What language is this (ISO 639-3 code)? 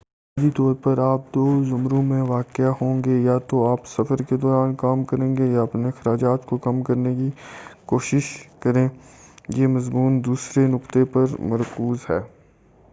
urd